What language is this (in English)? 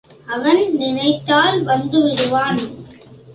Tamil